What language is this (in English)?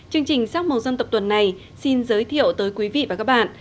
Vietnamese